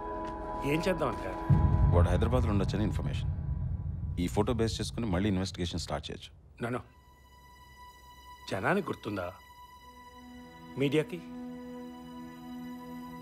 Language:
Telugu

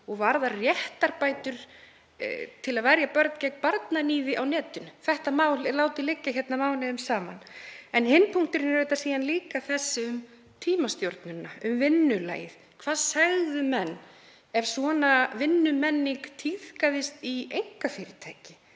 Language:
Icelandic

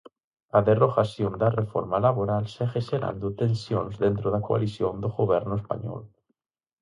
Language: Galician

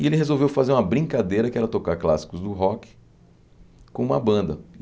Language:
Portuguese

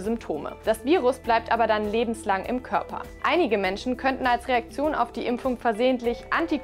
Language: German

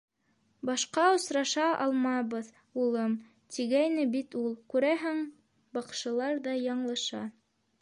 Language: Bashkir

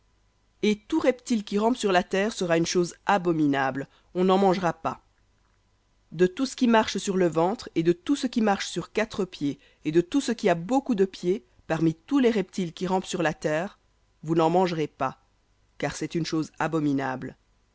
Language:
French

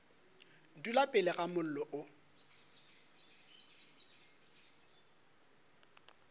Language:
Northern Sotho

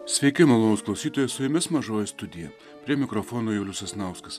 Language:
Lithuanian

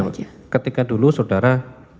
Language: Indonesian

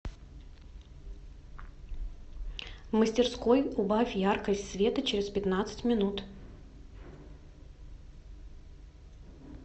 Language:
Russian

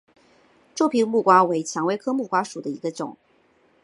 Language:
Chinese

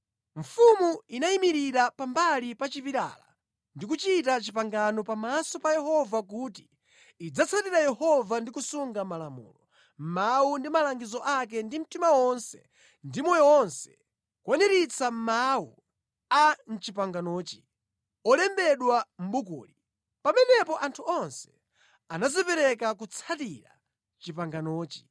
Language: Nyanja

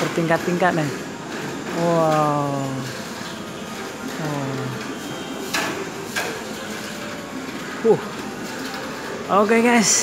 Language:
Indonesian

